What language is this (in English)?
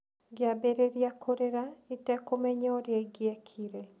Kikuyu